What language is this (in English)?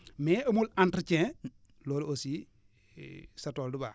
Wolof